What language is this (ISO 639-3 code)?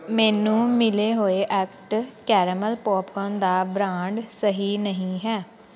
pan